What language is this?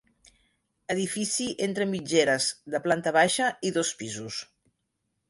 Catalan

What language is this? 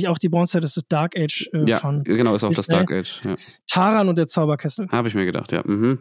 German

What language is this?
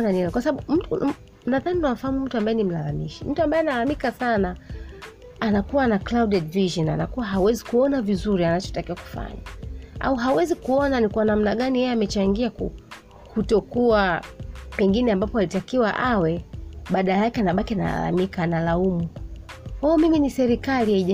Swahili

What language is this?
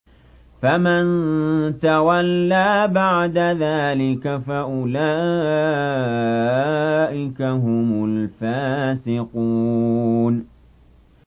Arabic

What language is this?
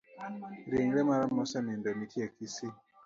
Luo (Kenya and Tanzania)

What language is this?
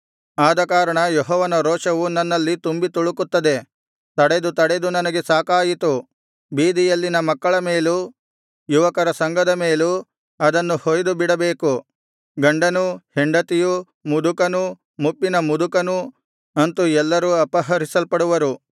Kannada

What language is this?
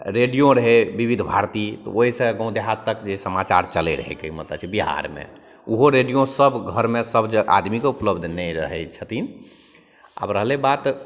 Maithili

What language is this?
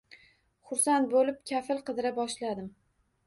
Uzbek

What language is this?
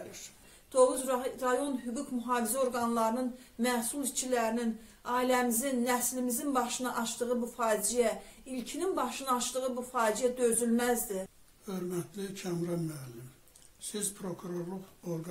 Turkish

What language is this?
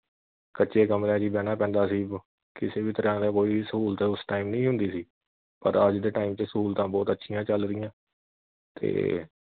Punjabi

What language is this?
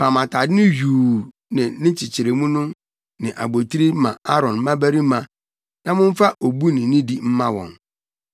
Akan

